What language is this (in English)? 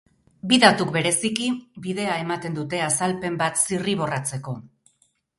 Basque